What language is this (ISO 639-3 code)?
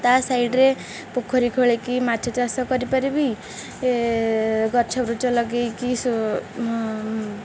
ori